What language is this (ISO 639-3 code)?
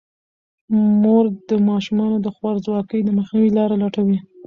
pus